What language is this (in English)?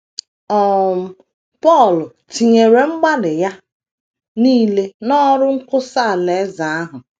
Igbo